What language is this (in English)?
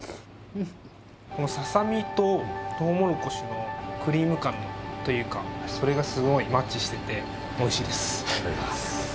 Japanese